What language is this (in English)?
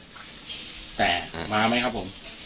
Thai